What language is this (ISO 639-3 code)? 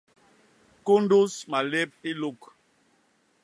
bas